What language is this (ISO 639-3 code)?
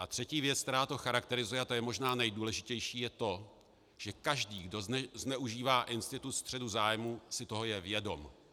ces